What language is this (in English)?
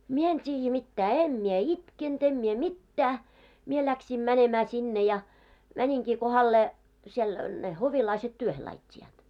Finnish